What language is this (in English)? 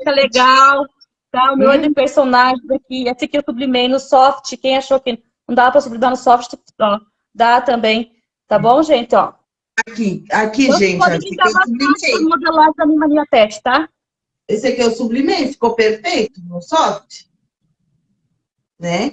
Portuguese